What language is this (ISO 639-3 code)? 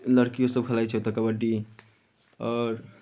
mai